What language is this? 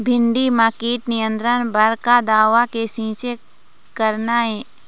Chhattisgarhi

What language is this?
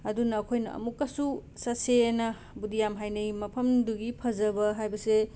Manipuri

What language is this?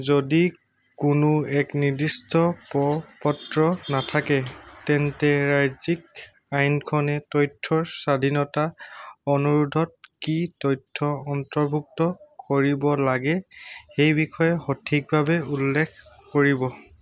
Assamese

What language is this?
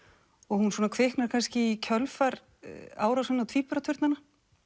Icelandic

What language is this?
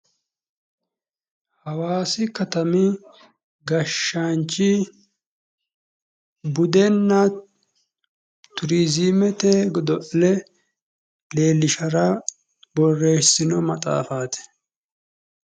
Sidamo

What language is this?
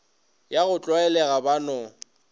Northern Sotho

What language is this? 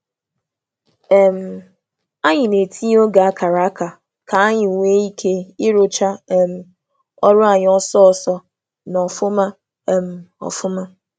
Igbo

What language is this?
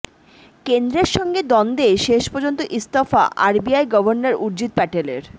Bangla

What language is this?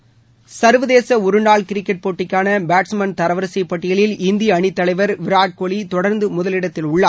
Tamil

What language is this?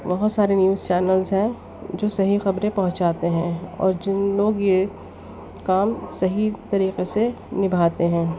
Urdu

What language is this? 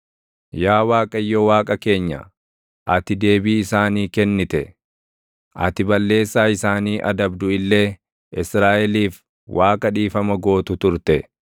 Oromo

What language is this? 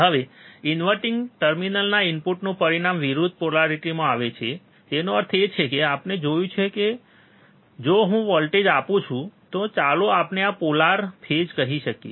Gujarati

